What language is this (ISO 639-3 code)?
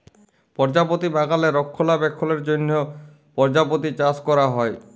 ben